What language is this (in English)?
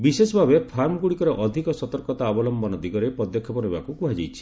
Odia